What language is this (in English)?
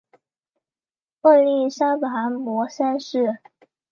Chinese